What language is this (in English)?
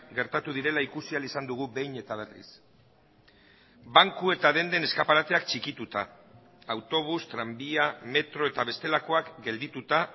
Basque